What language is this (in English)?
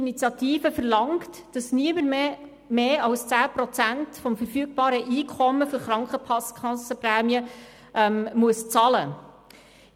Swiss German